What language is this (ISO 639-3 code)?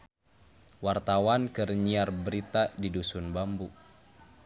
sun